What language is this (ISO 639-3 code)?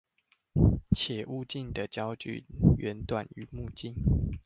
zho